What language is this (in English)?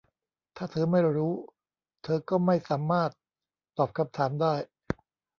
Thai